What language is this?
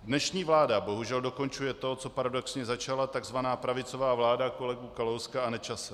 Czech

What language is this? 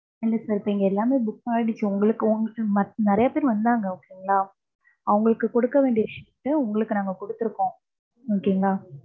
Tamil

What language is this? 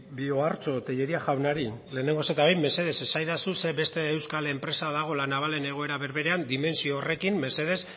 Basque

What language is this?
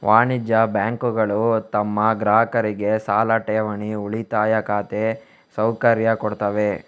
Kannada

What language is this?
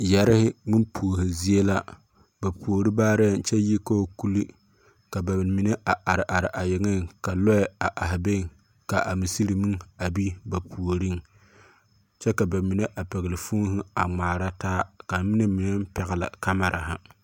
Southern Dagaare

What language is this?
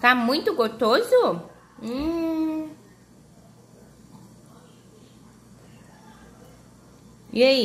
Portuguese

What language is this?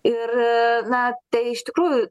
Lithuanian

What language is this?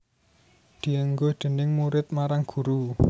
Javanese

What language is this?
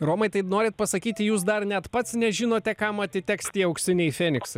Lithuanian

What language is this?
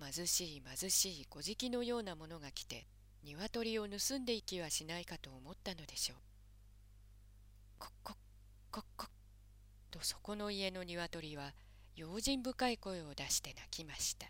Japanese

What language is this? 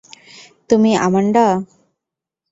Bangla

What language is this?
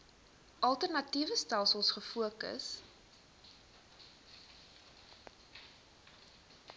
Afrikaans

